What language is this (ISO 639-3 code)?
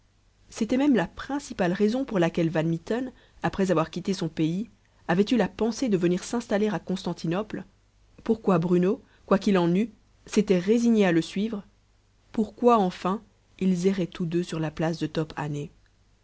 fra